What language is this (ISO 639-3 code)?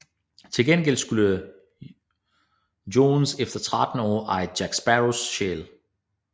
dan